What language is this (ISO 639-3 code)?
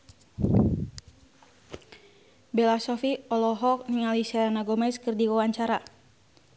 sun